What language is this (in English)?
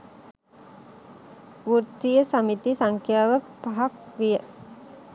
Sinhala